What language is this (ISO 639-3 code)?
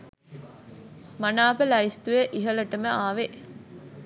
sin